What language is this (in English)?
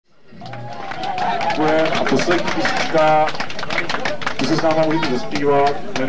Czech